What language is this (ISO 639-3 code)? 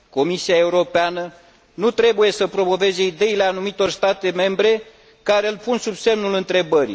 ron